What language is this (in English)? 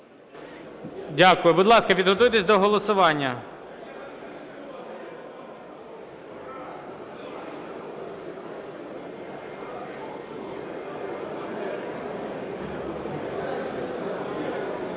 Ukrainian